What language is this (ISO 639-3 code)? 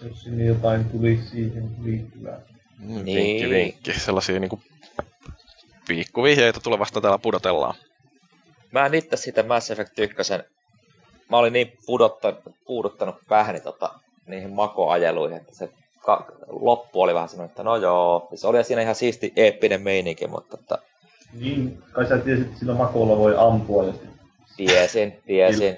fin